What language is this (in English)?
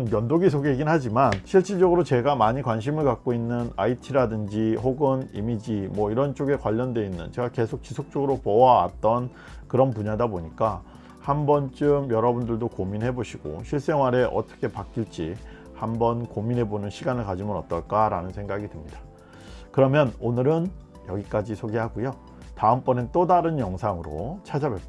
Korean